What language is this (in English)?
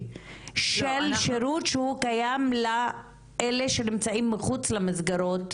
Hebrew